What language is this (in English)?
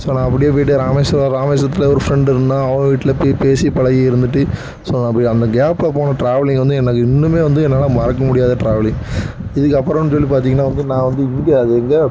Tamil